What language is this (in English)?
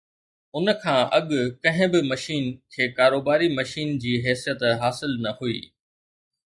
Sindhi